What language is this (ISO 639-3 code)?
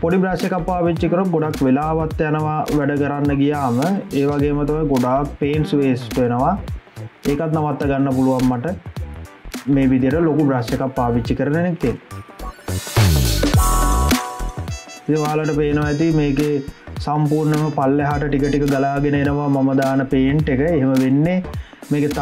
tha